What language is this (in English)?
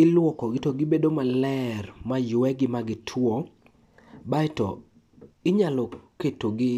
Luo (Kenya and Tanzania)